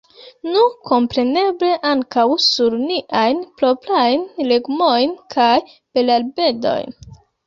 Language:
Esperanto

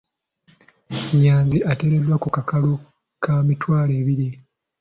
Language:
Ganda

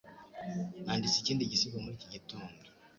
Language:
Kinyarwanda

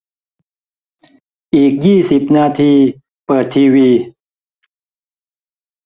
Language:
Thai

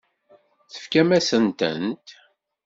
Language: Kabyle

